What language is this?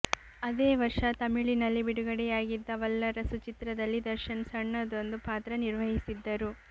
Kannada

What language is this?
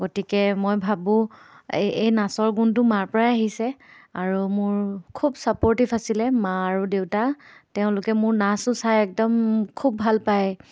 Assamese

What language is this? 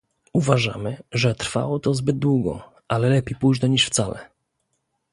Polish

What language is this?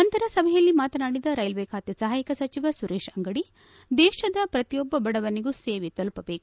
Kannada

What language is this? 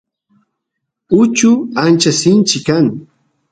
Santiago del Estero Quichua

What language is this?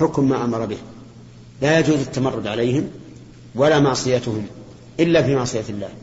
Arabic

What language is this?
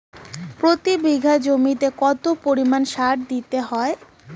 Bangla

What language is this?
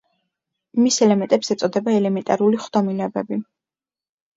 Georgian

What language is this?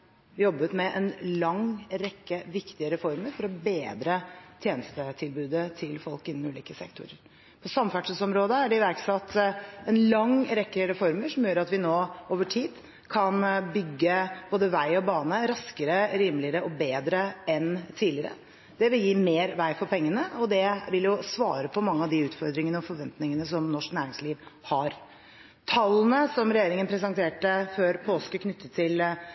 Norwegian Bokmål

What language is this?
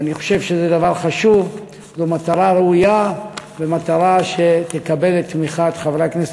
Hebrew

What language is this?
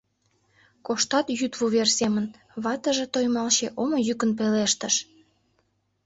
Mari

